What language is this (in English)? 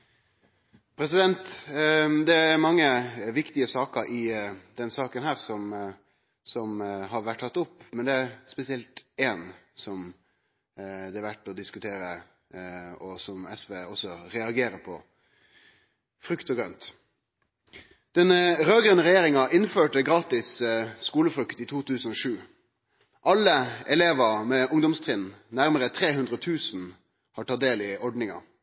Norwegian